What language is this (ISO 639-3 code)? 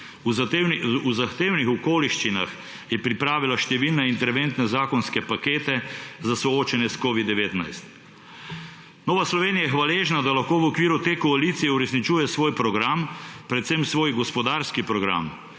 slv